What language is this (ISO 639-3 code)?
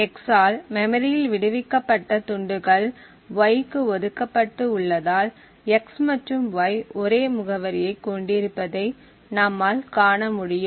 tam